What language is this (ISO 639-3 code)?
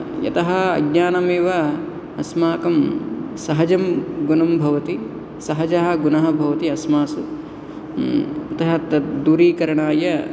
san